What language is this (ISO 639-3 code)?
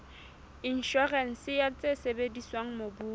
sot